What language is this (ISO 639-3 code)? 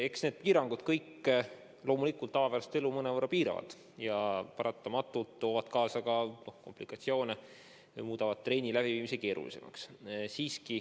est